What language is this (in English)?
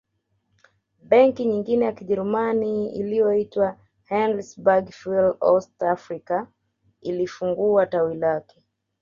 Swahili